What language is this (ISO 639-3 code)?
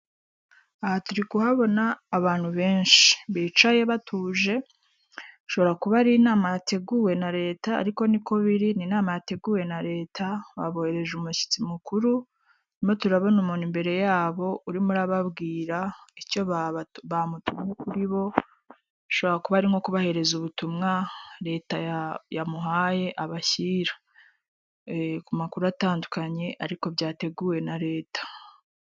kin